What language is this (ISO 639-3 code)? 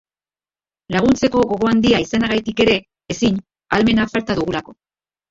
eus